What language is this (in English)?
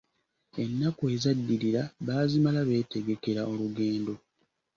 Ganda